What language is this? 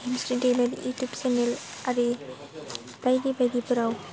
Bodo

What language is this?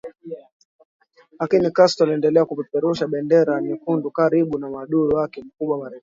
Swahili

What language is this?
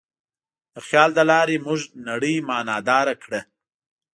Pashto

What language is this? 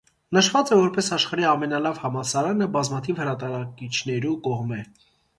Armenian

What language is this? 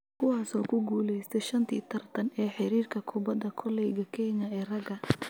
Somali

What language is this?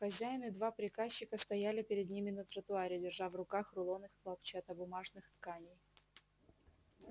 Russian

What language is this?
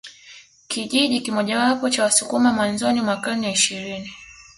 Swahili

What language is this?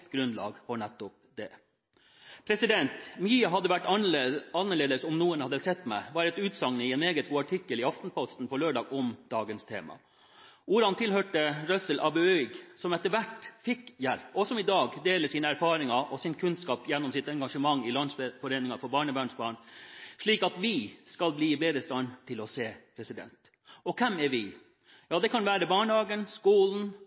Norwegian Bokmål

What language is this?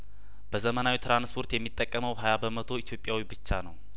Amharic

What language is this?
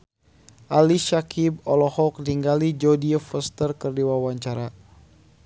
Sundanese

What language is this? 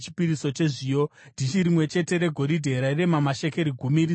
Shona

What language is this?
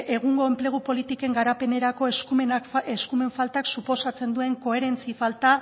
Basque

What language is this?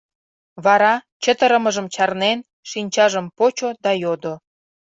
Mari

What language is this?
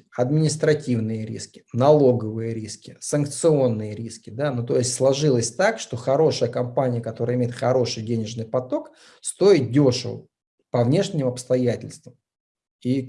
Russian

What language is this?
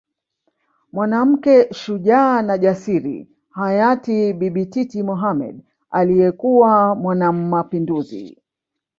Swahili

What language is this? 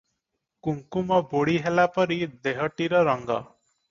Odia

